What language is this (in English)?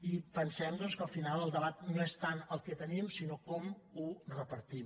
Catalan